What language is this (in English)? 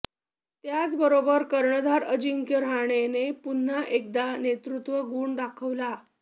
Marathi